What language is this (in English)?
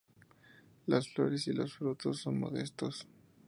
Spanish